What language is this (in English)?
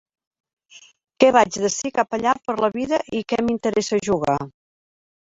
Catalan